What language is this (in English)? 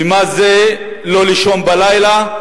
Hebrew